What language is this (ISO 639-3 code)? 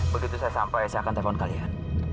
ind